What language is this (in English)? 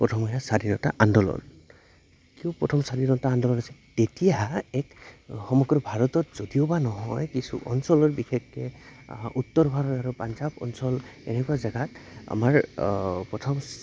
Assamese